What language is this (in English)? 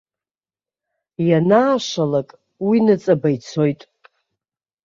Abkhazian